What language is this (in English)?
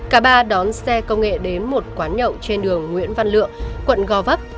Vietnamese